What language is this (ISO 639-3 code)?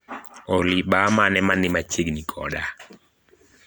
luo